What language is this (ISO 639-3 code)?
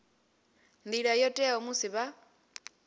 ven